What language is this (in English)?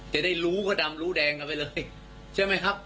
Thai